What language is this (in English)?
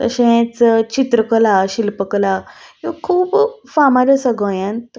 Konkani